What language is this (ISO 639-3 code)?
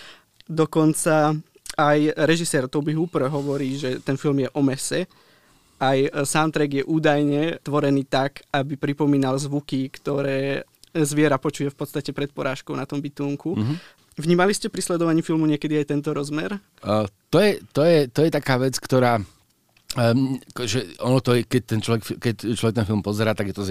slk